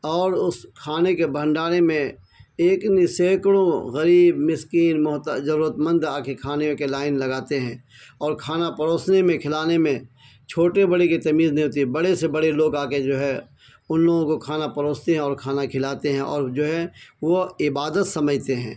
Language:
Urdu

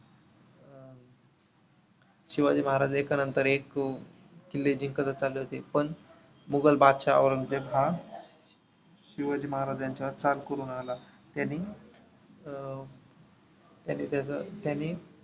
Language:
Marathi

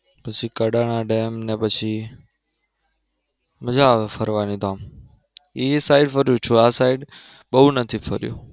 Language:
Gujarati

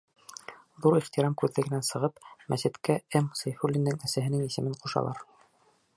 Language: Bashkir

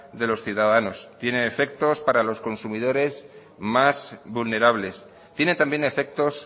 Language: Spanish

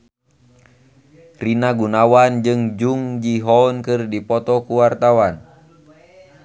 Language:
Sundanese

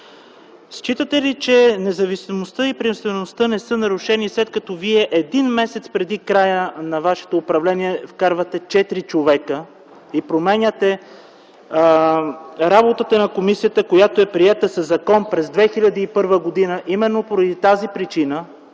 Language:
Bulgarian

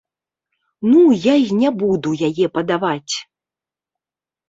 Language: Belarusian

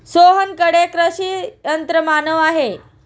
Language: Marathi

